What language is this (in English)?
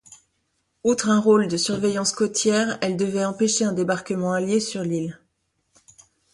French